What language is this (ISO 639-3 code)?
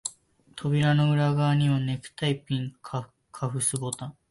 jpn